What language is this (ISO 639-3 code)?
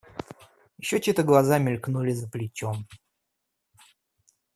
rus